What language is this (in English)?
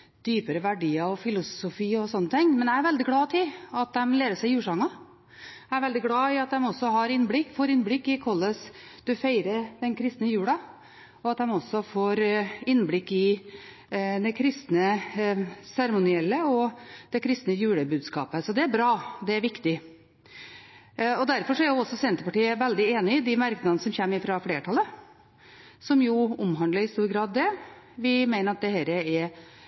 Norwegian Bokmål